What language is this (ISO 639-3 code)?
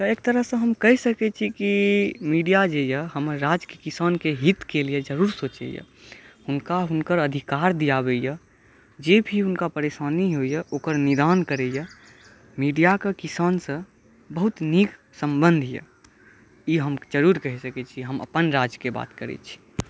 mai